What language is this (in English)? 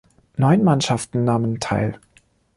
German